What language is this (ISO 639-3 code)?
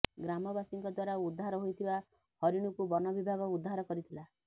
ori